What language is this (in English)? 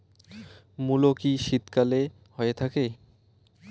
Bangla